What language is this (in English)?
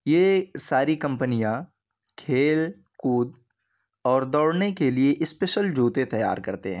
Urdu